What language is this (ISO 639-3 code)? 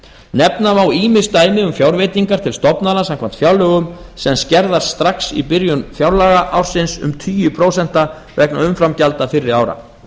isl